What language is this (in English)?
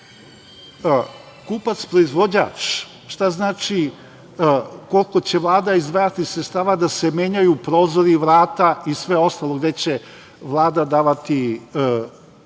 Serbian